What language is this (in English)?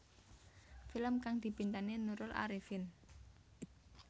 Javanese